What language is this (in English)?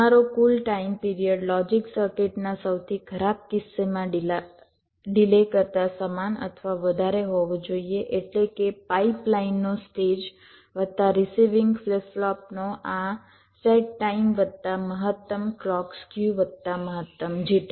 Gujarati